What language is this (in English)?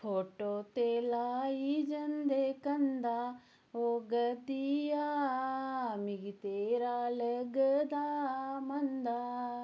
Dogri